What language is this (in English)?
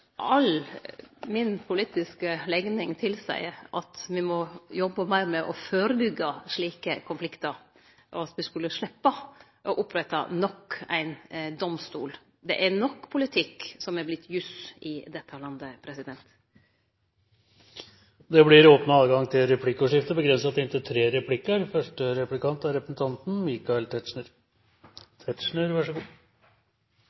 Norwegian